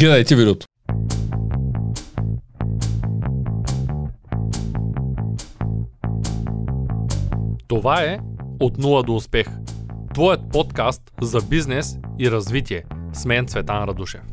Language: Bulgarian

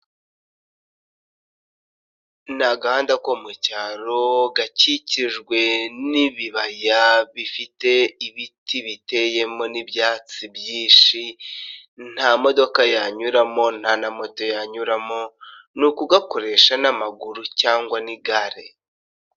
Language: Kinyarwanda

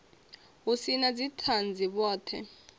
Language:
Venda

